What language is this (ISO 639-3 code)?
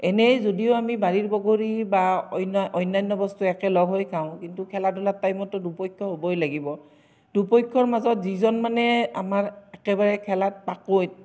asm